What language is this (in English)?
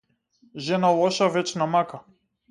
Macedonian